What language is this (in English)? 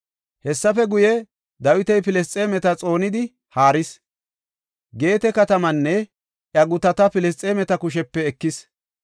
Gofa